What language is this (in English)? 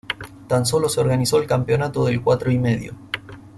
Spanish